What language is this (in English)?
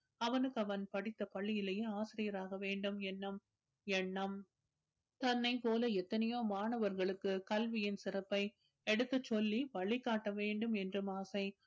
Tamil